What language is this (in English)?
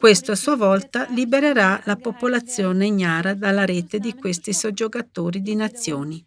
Italian